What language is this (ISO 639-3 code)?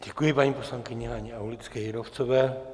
ces